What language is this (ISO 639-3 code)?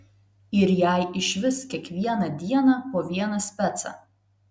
lit